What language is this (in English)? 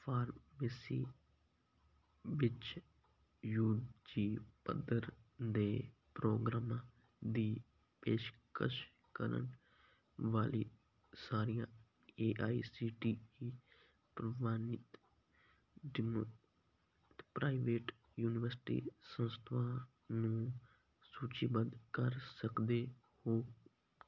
Punjabi